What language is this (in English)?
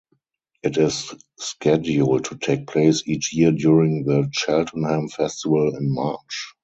English